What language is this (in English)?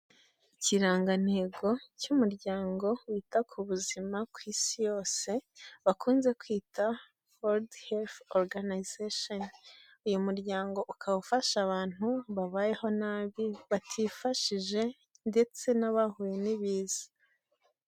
Kinyarwanda